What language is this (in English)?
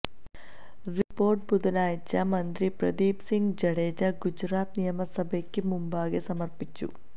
Malayalam